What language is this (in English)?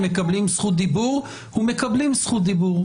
Hebrew